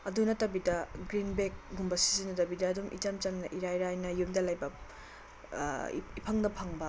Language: Manipuri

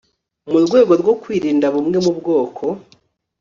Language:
Kinyarwanda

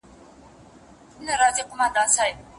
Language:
Pashto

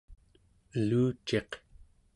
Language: Central Yupik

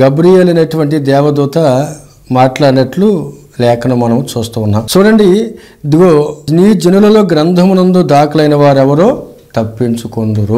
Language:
Hindi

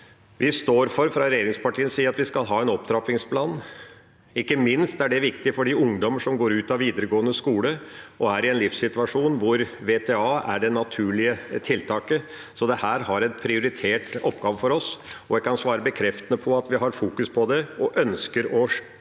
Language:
Norwegian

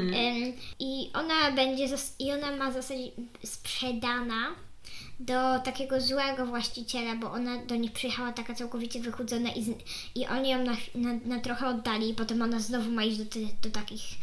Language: Polish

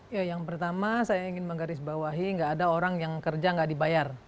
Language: Indonesian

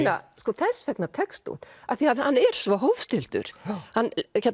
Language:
Icelandic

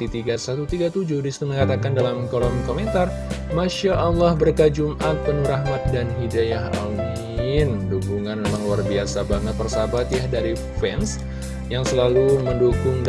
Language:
Indonesian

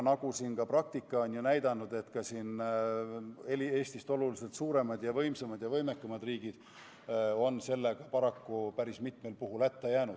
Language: Estonian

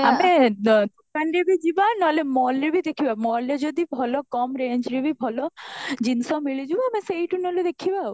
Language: Odia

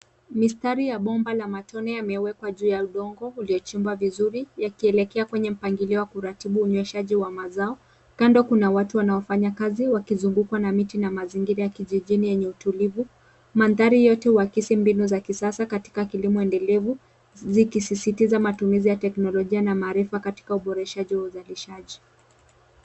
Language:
Swahili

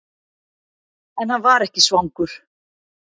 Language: Icelandic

